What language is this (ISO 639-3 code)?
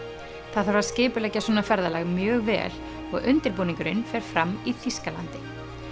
isl